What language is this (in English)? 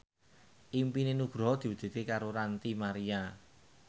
Javanese